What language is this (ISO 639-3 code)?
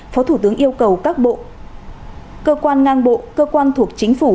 vie